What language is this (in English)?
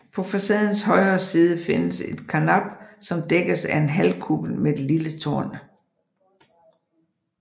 Danish